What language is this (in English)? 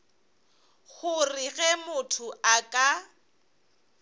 Northern Sotho